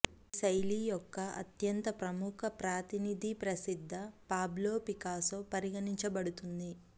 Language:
Telugu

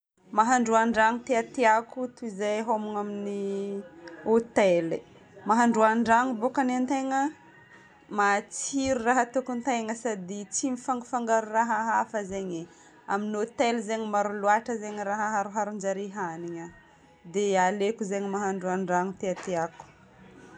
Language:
Northern Betsimisaraka Malagasy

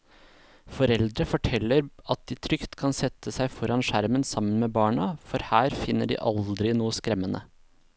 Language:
Norwegian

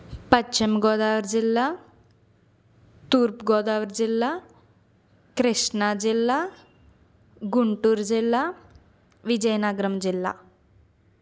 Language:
Telugu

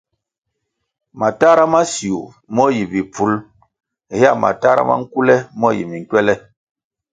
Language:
Kwasio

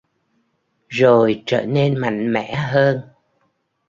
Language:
Vietnamese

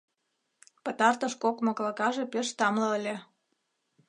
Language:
Mari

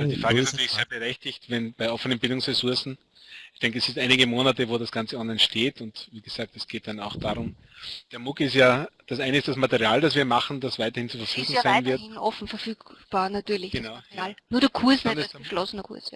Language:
German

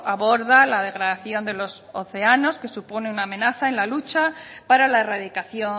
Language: Spanish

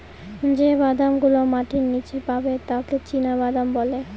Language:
Bangla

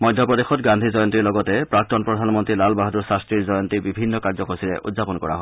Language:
Assamese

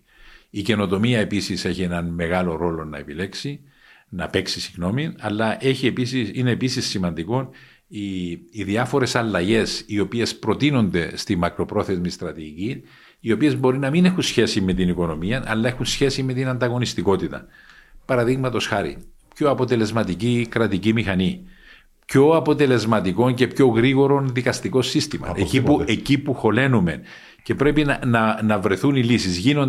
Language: Greek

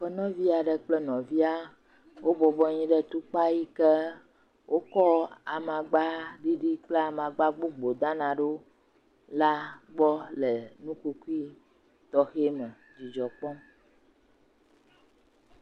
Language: Ewe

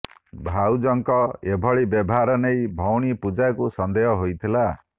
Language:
Odia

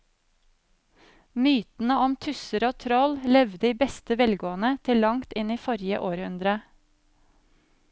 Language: Norwegian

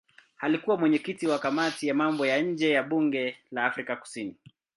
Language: Swahili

